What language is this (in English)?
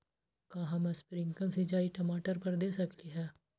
Magahi